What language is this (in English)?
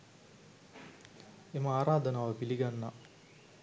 Sinhala